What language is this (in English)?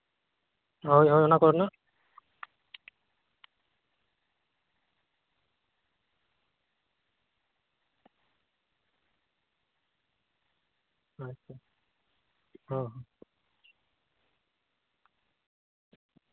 Santali